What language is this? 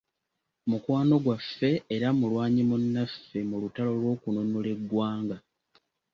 Ganda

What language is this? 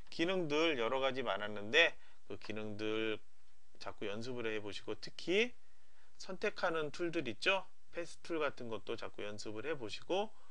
Korean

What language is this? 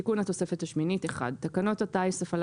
Hebrew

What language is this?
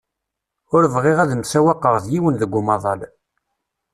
Kabyle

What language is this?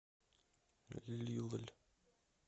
Russian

